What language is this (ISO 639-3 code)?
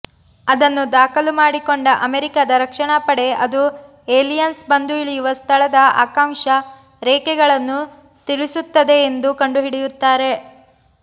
kan